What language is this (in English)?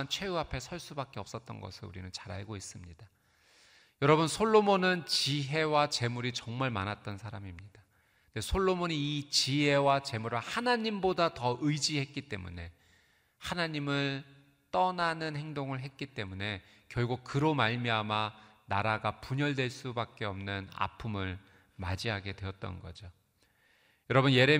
Korean